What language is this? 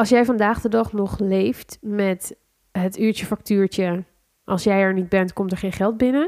Dutch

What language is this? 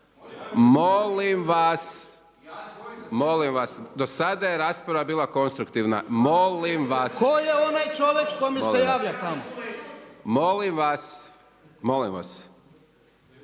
Croatian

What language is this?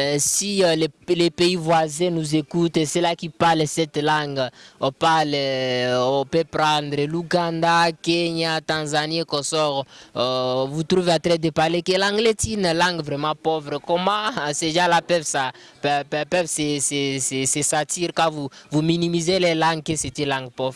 French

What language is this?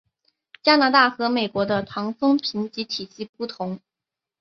Chinese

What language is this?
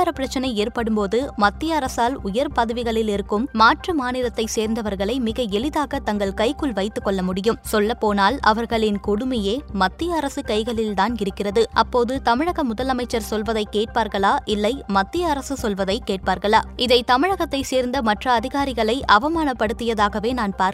Tamil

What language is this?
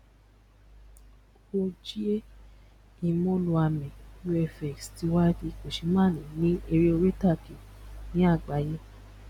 Yoruba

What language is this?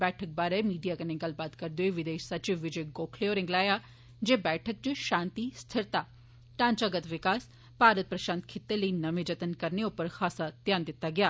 Dogri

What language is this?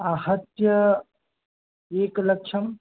Sanskrit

